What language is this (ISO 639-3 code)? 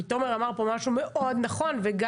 heb